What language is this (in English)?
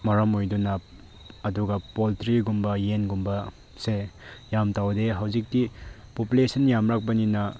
Manipuri